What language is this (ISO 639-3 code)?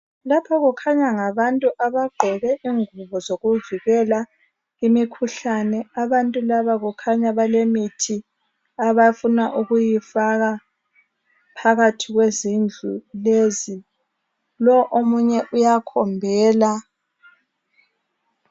nde